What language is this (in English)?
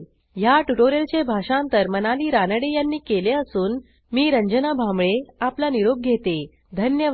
Marathi